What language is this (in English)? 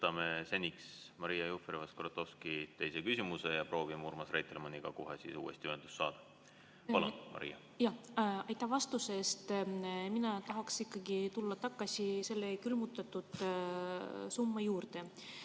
Estonian